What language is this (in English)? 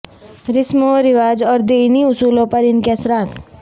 Urdu